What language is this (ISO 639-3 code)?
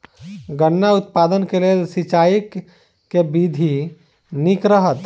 mai